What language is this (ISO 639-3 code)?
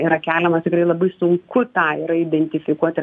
lit